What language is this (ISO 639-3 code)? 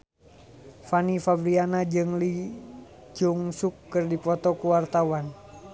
sun